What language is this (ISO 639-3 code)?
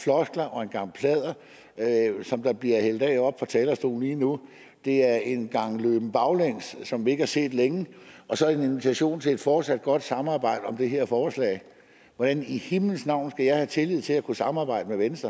dan